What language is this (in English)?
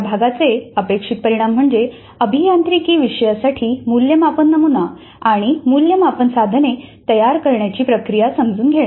Marathi